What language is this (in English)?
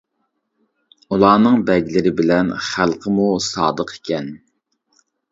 Uyghur